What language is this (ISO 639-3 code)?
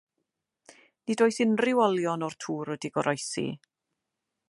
cym